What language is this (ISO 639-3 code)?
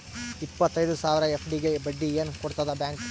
kan